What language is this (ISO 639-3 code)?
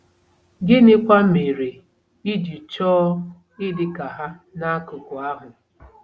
ibo